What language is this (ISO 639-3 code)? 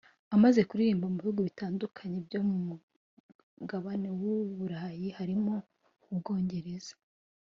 kin